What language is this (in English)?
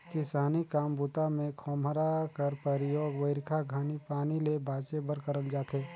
Chhattisgarhi